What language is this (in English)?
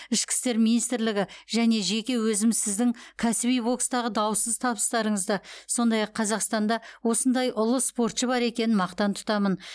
Kazakh